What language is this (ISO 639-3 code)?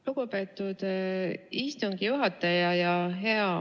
est